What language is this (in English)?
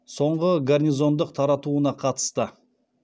Kazakh